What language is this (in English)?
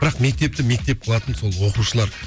Kazakh